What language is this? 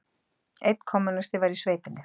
Icelandic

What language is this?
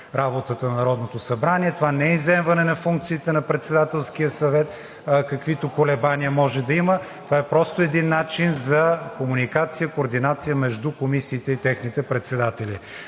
Bulgarian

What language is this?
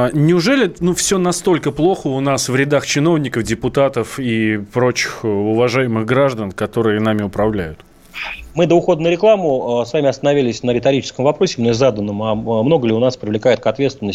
Russian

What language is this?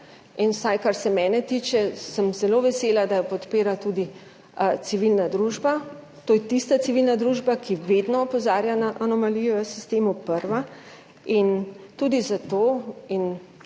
Slovenian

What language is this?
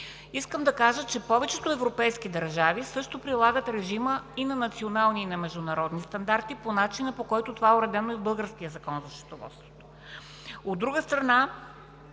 Bulgarian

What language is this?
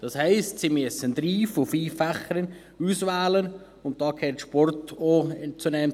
Swiss German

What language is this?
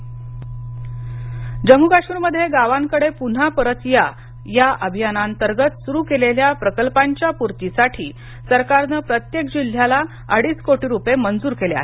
Marathi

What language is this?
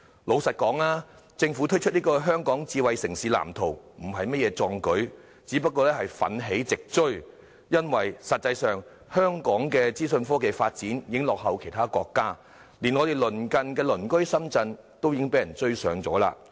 Cantonese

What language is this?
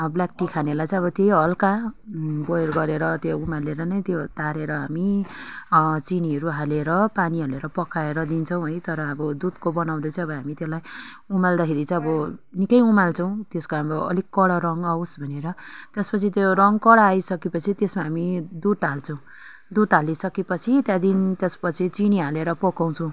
Nepali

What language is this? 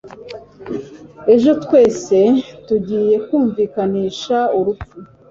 Kinyarwanda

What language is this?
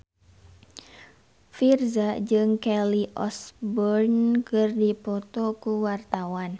Sundanese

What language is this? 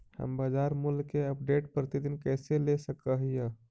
Magahi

